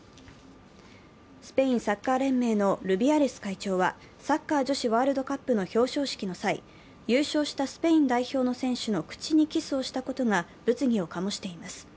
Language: Japanese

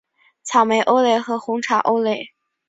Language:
Chinese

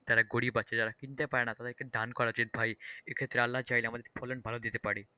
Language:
Bangla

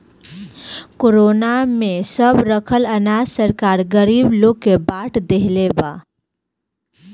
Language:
Bhojpuri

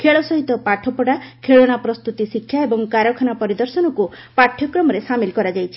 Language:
Odia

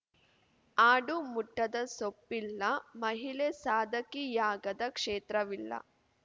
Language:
Kannada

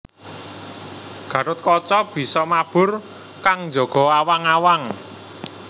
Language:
Javanese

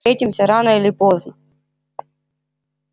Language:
Russian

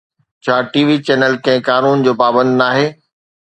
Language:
Sindhi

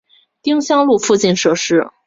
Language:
Chinese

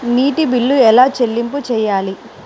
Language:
Telugu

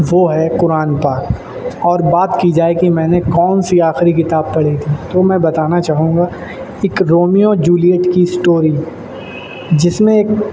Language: Urdu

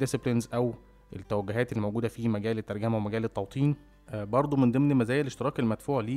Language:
Arabic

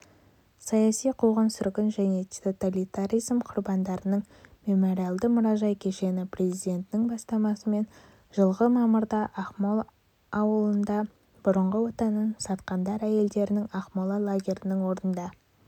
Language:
Kazakh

